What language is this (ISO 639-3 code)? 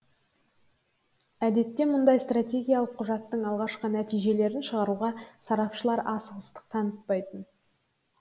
kaz